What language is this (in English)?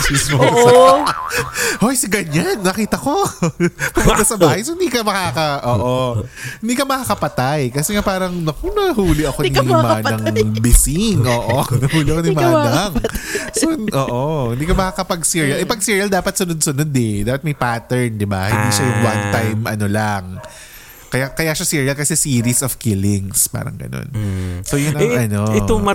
Filipino